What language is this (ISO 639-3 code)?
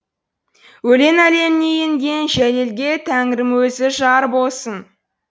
kaz